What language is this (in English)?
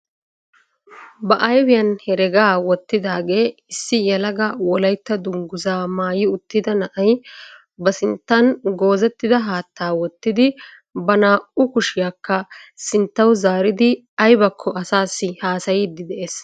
Wolaytta